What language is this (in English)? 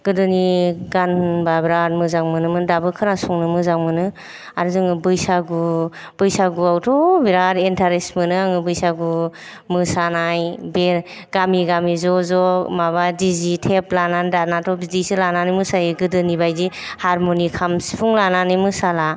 Bodo